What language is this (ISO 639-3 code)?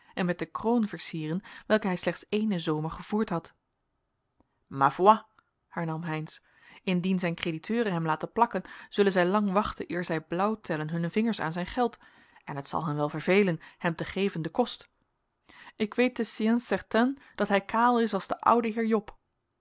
nld